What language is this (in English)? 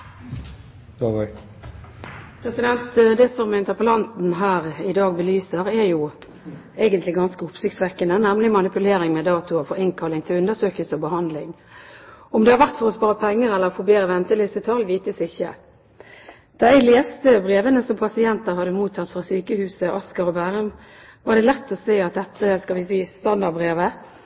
Norwegian